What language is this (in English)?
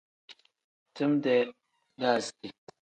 Tem